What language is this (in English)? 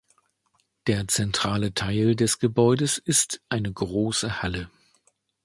German